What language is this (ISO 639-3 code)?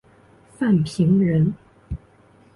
zho